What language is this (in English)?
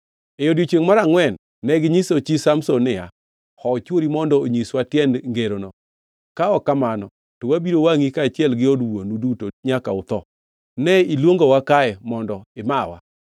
Luo (Kenya and Tanzania)